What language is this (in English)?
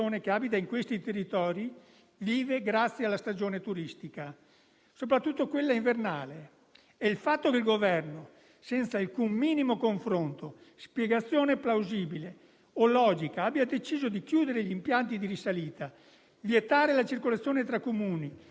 Italian